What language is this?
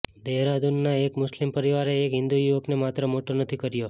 Gujarati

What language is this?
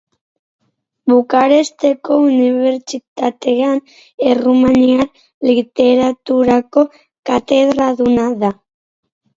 Basque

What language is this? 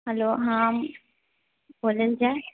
Maithili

